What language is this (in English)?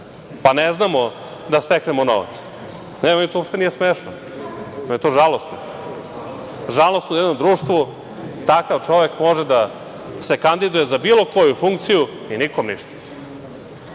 Serbian